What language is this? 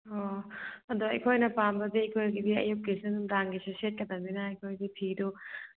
Manipuri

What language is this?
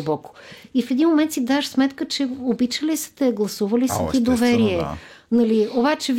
Bulgarian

